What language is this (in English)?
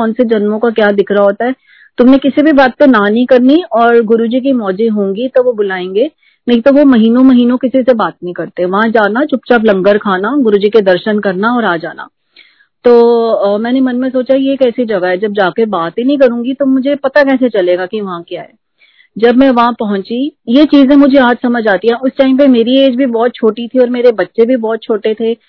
Hindi